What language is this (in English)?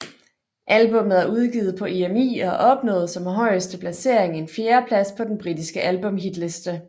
Danish